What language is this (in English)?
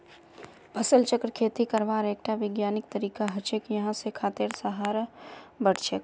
Magahi